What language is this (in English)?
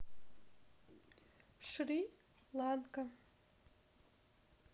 Russian